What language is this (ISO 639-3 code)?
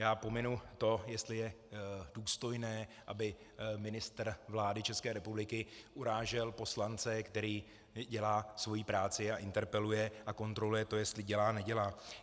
ces